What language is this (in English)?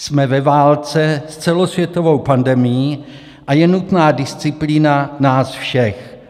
Czech